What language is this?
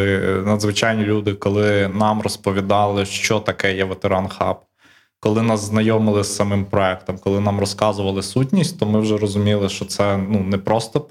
Ukrainian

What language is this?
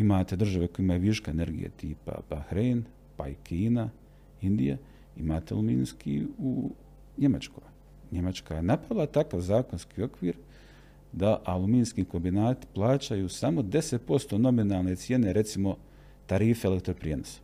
Croatian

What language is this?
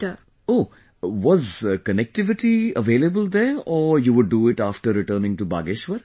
English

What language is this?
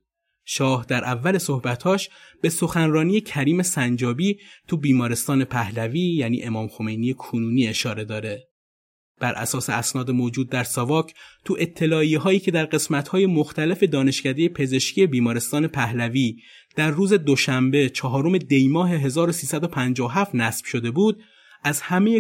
Persian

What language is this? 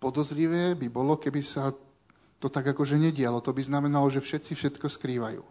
Slovak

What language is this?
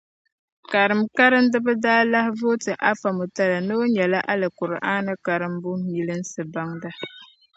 Dagbani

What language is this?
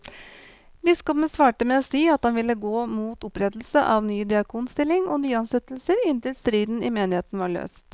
Norwegian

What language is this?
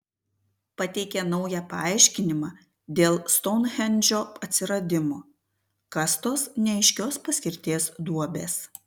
Lithuanian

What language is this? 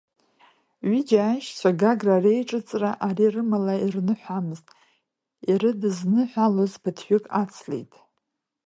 Abkhazian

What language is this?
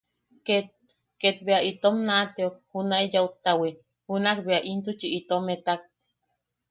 Yaqui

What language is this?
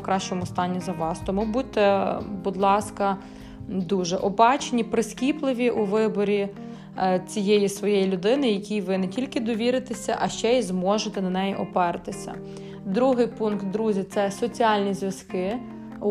Ukrainian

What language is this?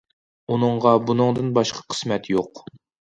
Uyghur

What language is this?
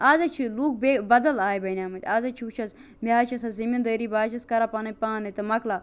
Kashmiri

